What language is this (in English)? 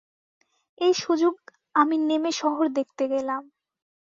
Bangla